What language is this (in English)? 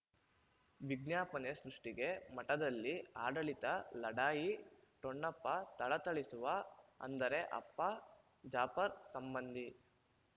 Kannada